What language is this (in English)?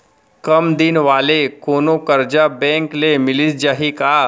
Chhattisgarhi